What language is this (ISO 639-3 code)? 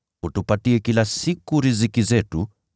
swa